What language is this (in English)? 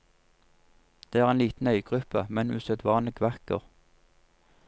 Norwegian